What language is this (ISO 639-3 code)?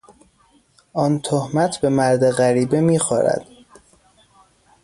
fas